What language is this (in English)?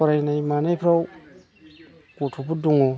Bodo